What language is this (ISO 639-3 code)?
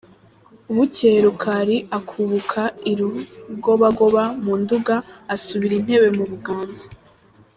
kin